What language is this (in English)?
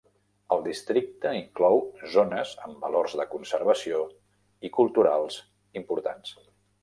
Catalan